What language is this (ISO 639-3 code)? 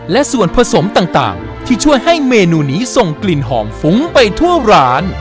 tha